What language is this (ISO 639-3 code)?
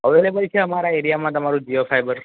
guj